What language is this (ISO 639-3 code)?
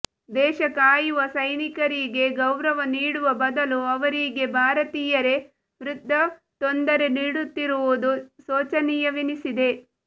kan